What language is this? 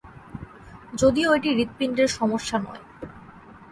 Bangla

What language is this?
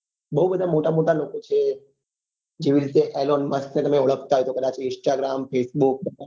Gujarati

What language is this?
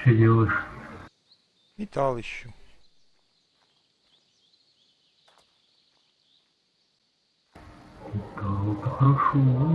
Russian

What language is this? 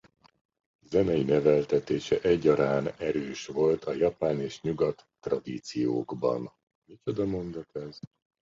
Hungarian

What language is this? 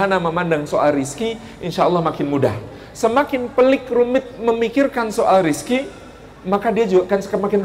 Indonesian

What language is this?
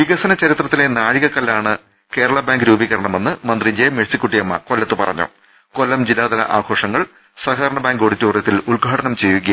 Malayalam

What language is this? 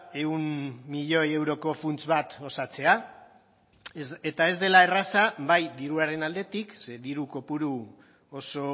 Basque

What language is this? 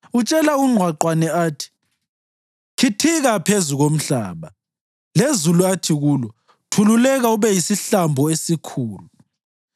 North Ndebele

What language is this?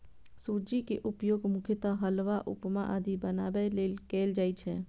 Maithili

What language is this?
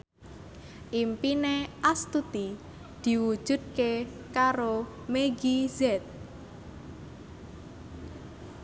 Javanese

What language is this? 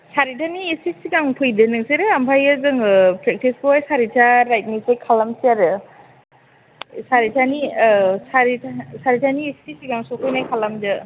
Bodo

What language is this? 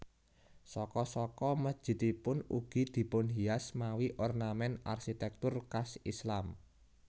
Javanese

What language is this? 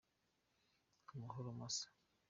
Kinyarwanda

